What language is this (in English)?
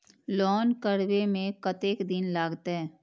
Maithili